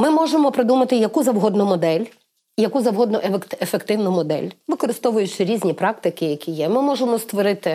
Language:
Ukrainian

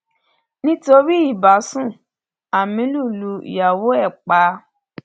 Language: Yoruba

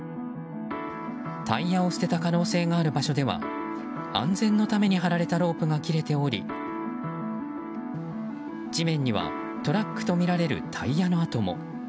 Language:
Japanese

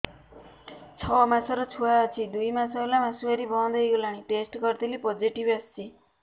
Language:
Odia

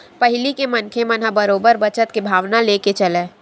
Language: Chhattisgarhi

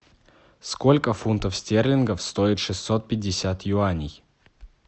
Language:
Russian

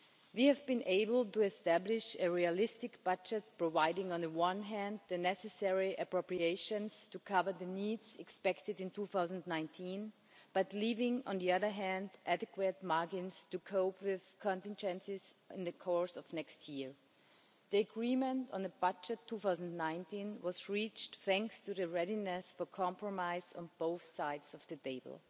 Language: English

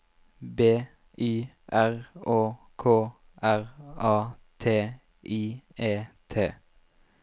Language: Norwegian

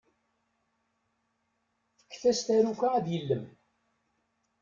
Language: Kabyle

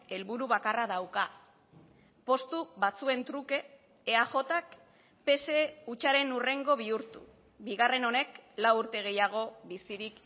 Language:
Basque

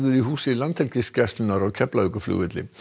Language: Icelandic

